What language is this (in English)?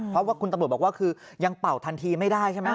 Thai